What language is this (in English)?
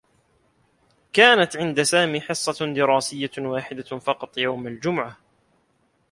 Arabic